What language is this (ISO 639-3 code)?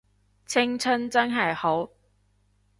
yue